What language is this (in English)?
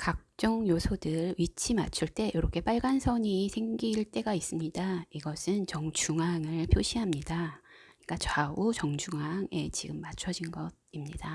Korean